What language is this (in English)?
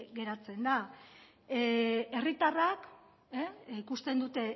Basque